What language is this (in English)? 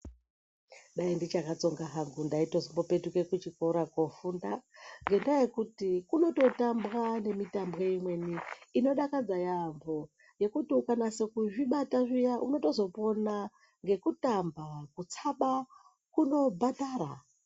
Ndau